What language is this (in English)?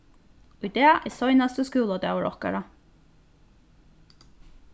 Faroese